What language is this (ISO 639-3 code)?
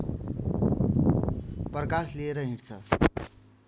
nep